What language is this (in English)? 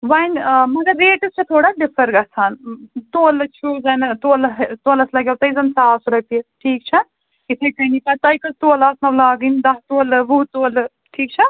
Kashmiri